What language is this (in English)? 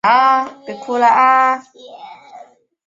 Chinese